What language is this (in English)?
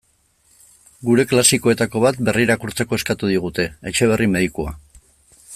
Basque